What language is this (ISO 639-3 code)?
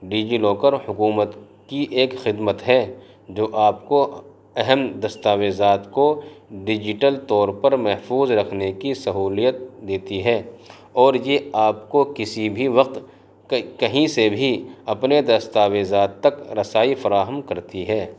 urd